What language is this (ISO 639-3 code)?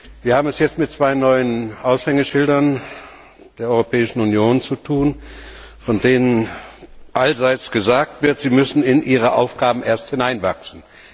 deu